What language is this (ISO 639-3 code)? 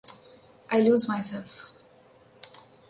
eng